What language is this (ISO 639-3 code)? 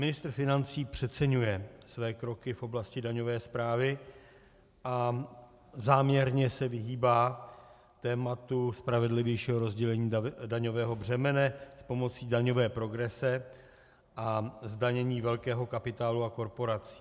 ces